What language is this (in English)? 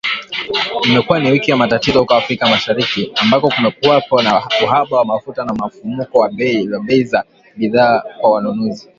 Swahili